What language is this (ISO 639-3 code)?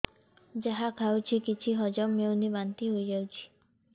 ori